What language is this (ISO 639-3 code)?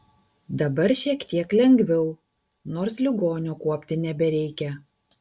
lit